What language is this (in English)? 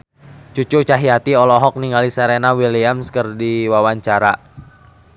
Sundanese